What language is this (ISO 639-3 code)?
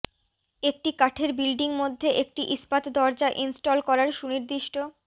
ben